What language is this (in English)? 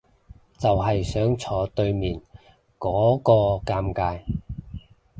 Cantonese